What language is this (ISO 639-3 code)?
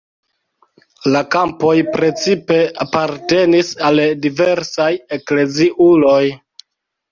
epo